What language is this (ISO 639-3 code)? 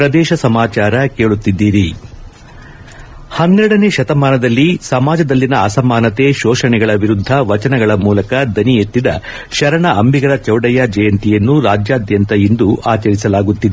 kan